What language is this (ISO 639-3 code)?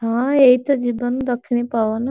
ori